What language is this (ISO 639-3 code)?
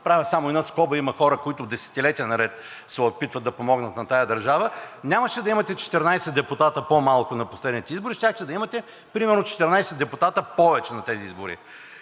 bul